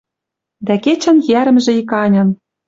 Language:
Western Mari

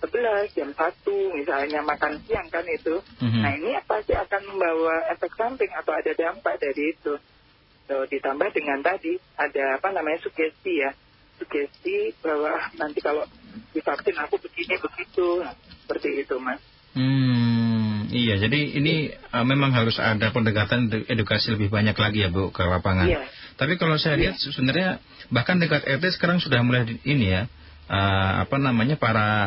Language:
Indonesian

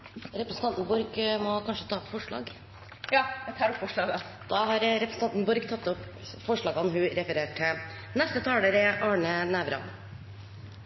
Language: Norwegian Bokmål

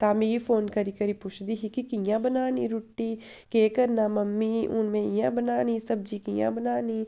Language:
Dogri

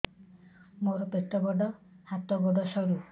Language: Odia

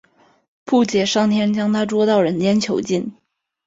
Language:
Chinese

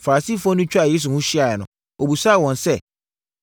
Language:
Akan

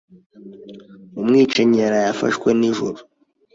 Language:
Kinyarwanda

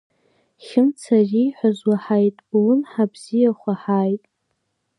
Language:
Abkhazian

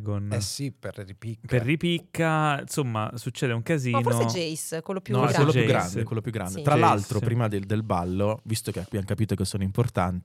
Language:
Italian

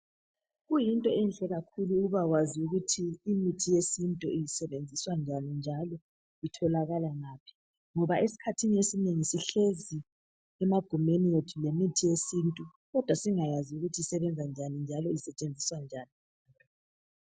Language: North Ndebele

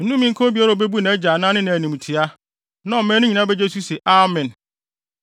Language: Akan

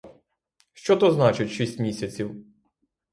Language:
Ukrainian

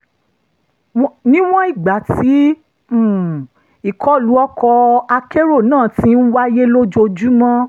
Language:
Yoruba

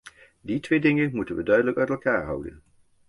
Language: Dutch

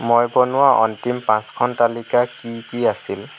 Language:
Assamese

